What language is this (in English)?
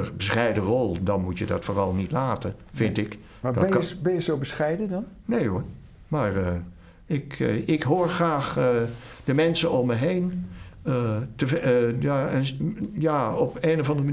Dutch